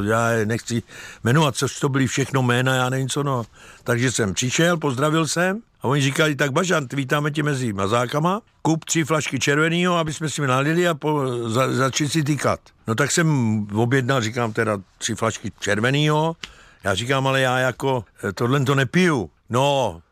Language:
Czech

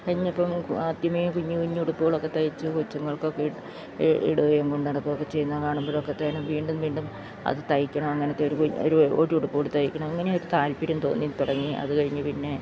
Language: Malayalam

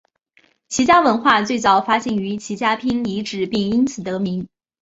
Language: Chinese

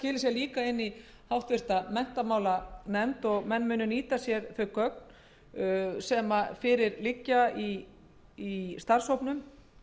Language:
Icelandic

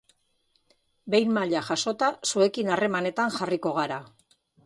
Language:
Basque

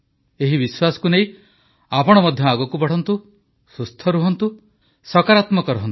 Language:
Odia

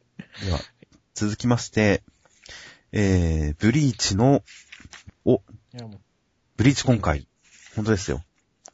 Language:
Japanese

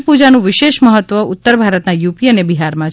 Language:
Gujarati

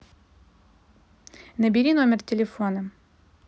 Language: Russian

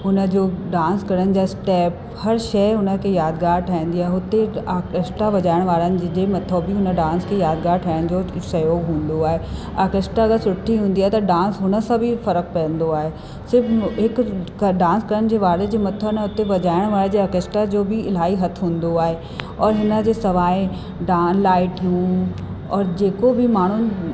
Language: Sindhi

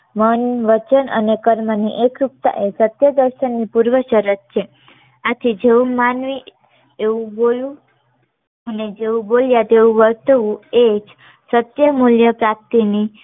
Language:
Gujarati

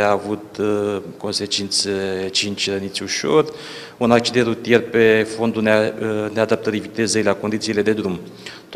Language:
Romanian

